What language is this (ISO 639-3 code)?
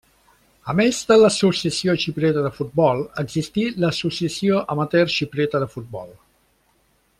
cat